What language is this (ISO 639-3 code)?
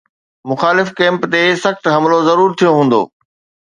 snd